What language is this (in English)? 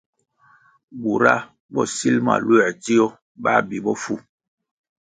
Kwasio